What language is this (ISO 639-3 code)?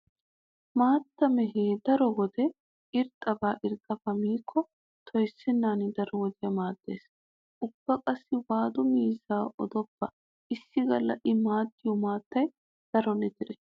wal